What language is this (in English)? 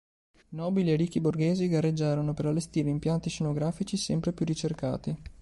Italian